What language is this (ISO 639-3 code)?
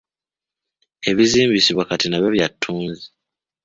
lug